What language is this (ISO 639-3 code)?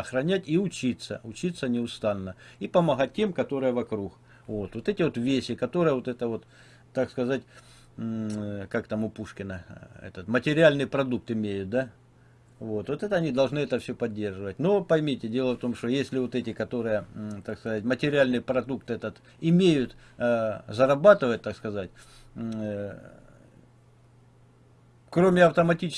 rus